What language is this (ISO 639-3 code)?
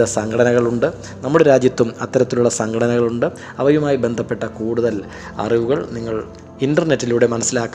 mal